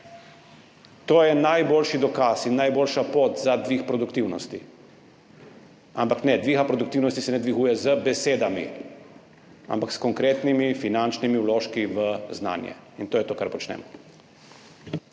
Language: Slovenian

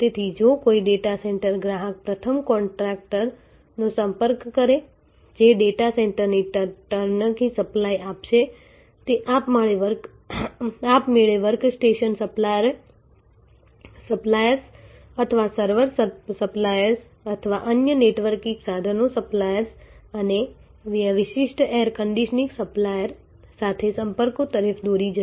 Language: Gujarati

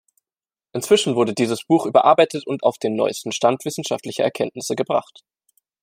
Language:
German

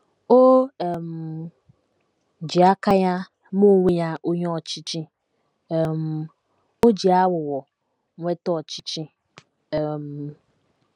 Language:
Igbo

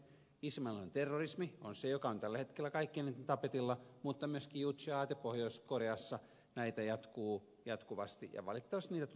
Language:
Finnish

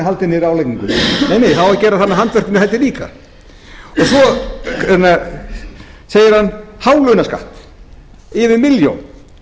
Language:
Icelandic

